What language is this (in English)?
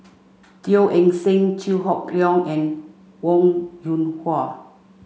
English